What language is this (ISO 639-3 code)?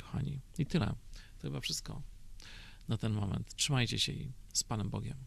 pol